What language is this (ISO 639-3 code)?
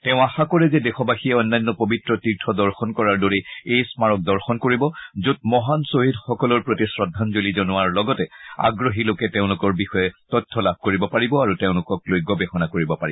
asm